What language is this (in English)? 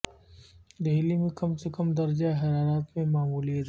Urdu